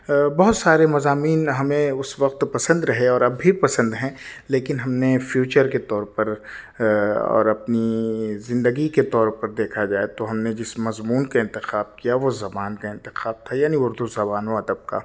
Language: Urdu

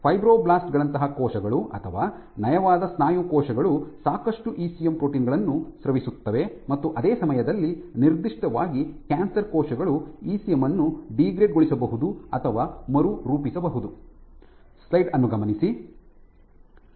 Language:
Kannada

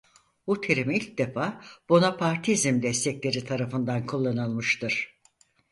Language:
Turkish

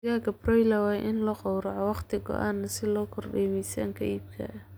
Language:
Somali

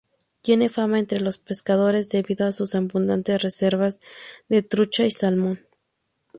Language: Spanish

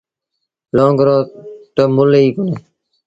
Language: Sindhi Bhil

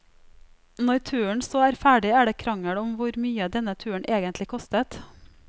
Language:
Norwegian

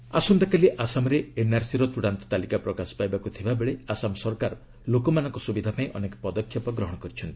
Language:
Odia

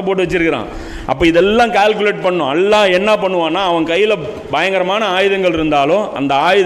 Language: Tamil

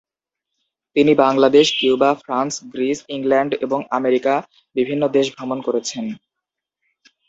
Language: Bangla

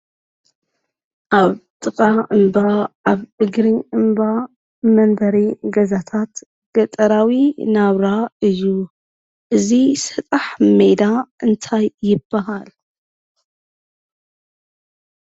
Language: Tigrinya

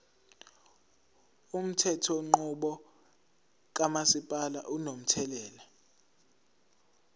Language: Zulu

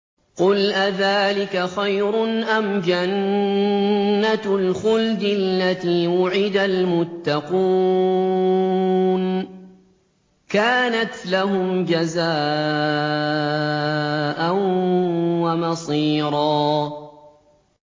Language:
Arabic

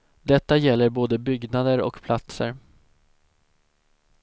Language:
Swedish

